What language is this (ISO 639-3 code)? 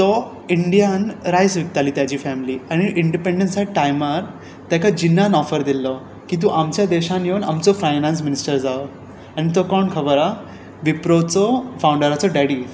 kok